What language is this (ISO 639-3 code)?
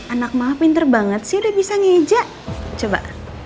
ind